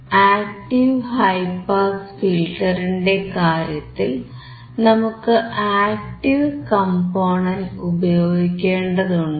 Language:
Malayalam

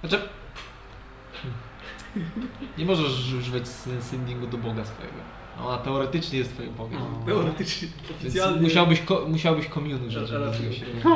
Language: Polish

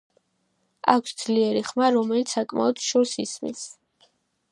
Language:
Georgian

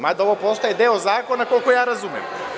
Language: Serbian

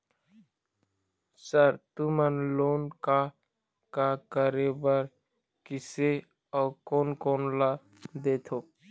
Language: Chhattisgarhi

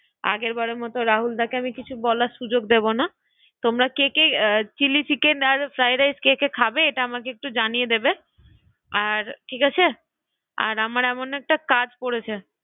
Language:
Bangla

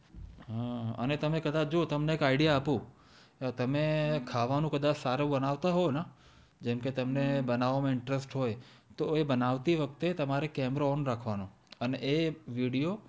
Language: Gujarati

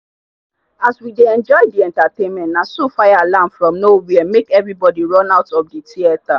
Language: Nigerian Pidgin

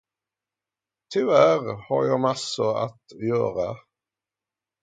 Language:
Swedish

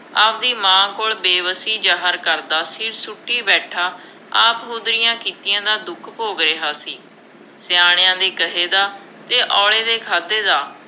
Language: Punjabi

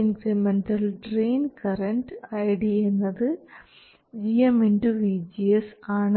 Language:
Malayalam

